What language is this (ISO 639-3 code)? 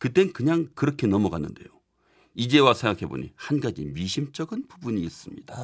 kor